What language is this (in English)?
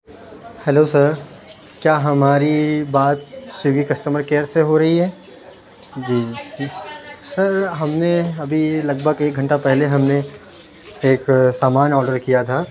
Urdu